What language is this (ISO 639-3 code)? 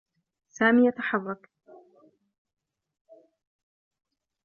ara